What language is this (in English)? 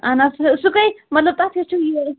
Kashmiri